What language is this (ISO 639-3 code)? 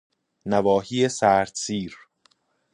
fas